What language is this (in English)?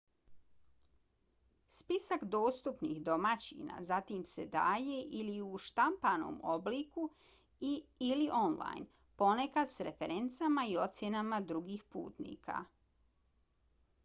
Bosnian